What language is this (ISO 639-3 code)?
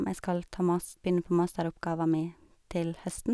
nor